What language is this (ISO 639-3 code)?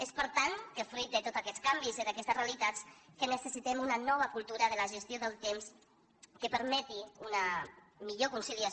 cat